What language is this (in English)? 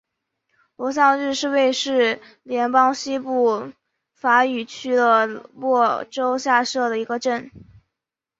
Chinese